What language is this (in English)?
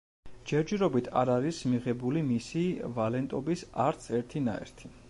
Georgian